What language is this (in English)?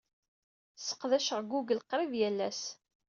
Kabyle